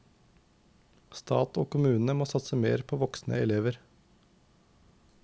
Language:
Norwegian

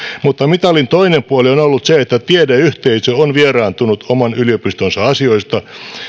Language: Finnish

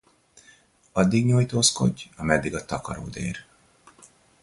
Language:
Hungarian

